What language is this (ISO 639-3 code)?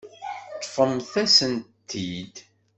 kab